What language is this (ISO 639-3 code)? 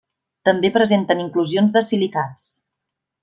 cat